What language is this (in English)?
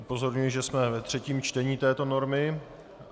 Czech